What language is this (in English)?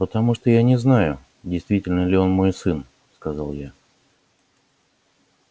Russian